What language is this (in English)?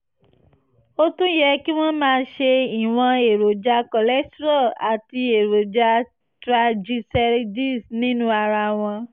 Yoruba